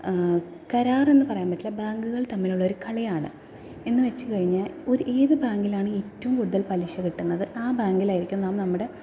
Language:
Malayalam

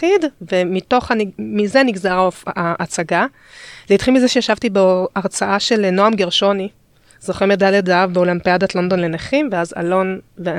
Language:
Hebrew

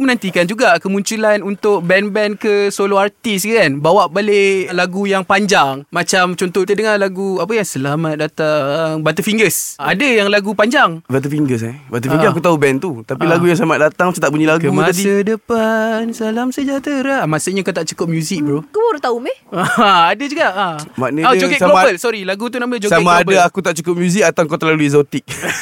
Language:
Malay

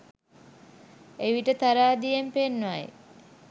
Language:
Sinhala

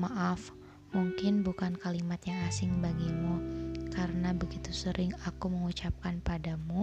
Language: Indonesian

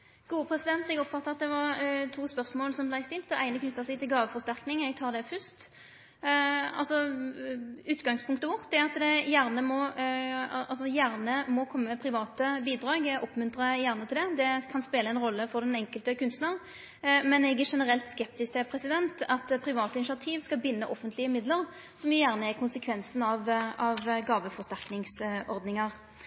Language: Norwegian Nynorsk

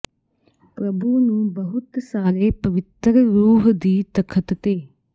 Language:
Punjabi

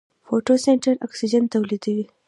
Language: Pashto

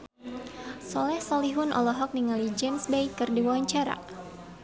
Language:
Sundanese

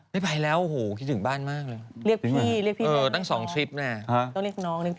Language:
Thai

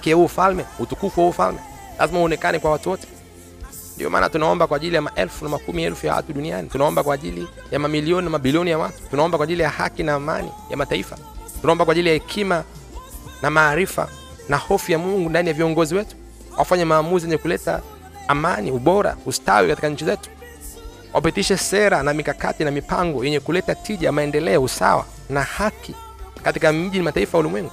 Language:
Swahili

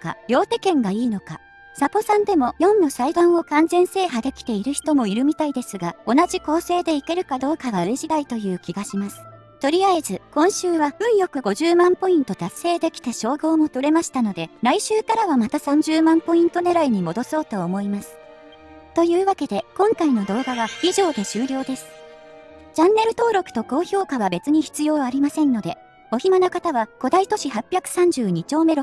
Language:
Japanese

